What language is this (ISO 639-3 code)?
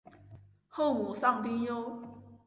zho